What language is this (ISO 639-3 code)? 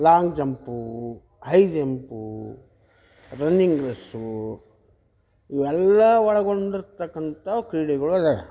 kan